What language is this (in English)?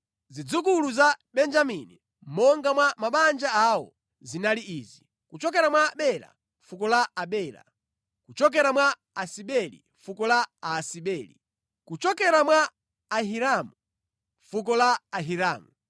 Nyanja